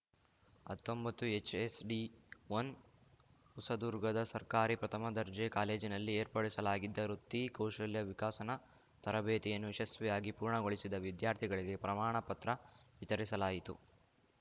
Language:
Kannada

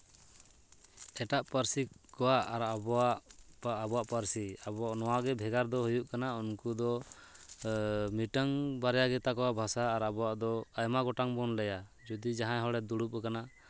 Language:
Santali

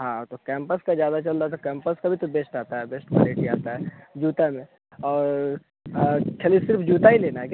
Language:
Hindi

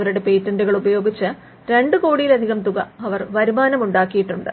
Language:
Malayalam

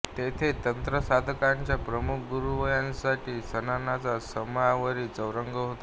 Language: Marathi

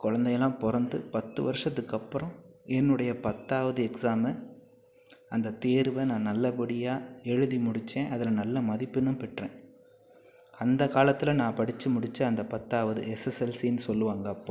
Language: Tamil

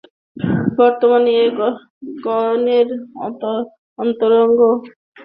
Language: Bangla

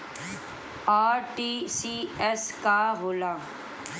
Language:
Bhojpuri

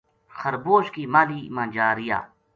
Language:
Gujari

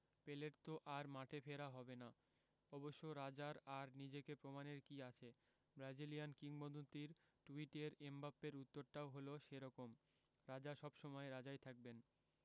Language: Bangla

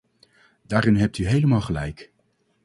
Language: Dutch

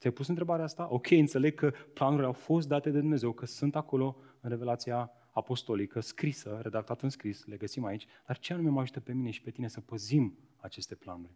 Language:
Romanian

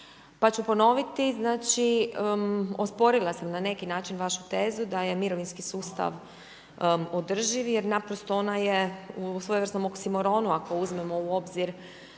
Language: Croatian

